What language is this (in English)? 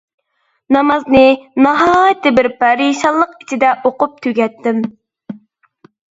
Uyghur